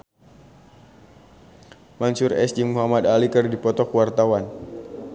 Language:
Sundanese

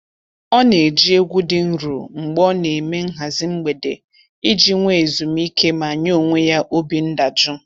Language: Igbo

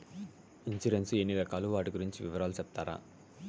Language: Telugu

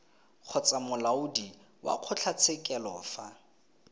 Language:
Tswana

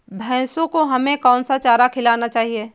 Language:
Hindi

